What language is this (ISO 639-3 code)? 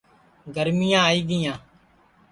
ssi